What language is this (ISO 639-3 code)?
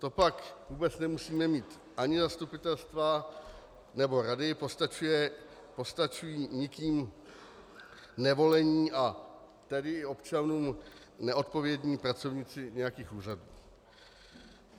ces